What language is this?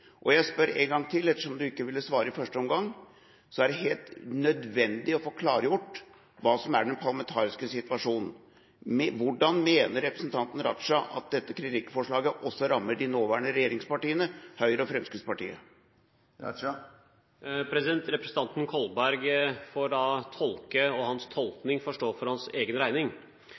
Norwegian Bokmål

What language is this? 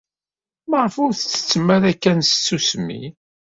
Kabyle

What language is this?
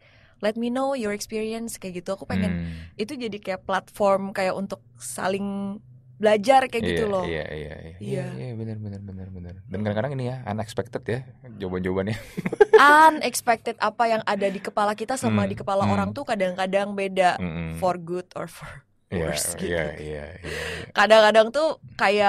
Indonesian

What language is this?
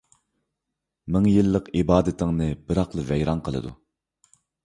Uyghur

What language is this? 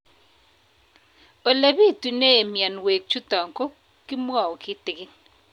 Kalenjin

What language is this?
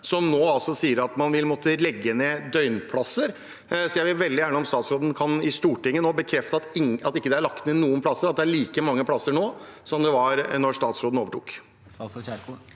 Norwegian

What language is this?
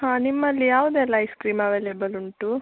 Kannada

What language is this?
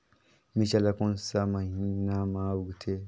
Chhattisgarhi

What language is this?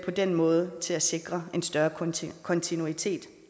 Danish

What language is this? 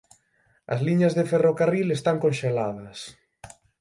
Galician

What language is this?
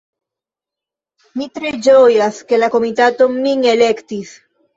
Esperanto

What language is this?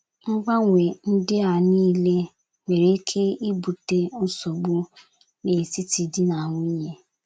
Igbo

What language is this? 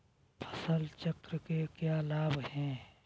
Hindi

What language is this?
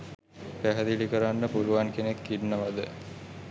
Sinhala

